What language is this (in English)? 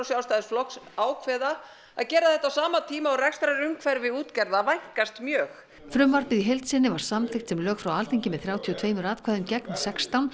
Icelandic